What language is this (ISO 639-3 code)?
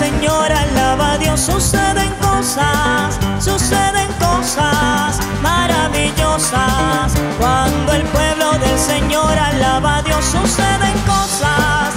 spa